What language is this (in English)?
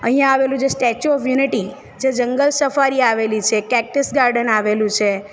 Gujarati